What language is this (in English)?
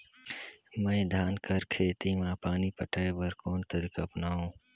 Chhattisgarhi